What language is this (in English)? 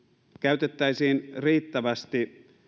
Finnish